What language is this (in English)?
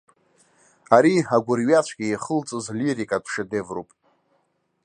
Abkhazian